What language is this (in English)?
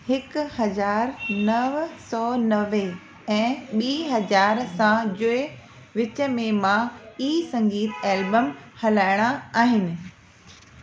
Sindhi